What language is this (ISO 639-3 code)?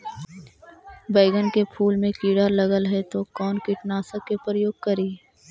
mag